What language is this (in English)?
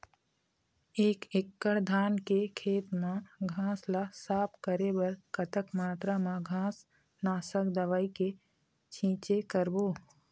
Chhattisgarhi